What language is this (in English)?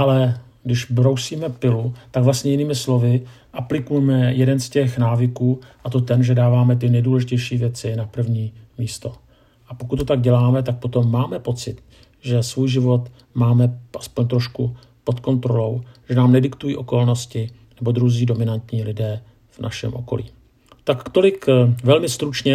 Czech